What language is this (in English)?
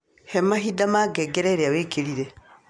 Kikuyu